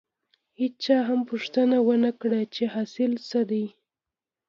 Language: Pashto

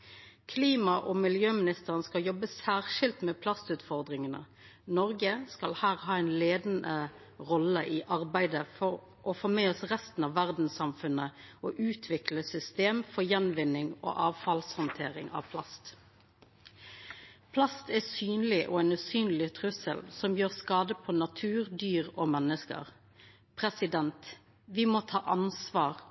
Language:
Norwegian Nynorsk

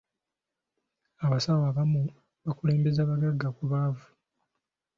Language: Ganda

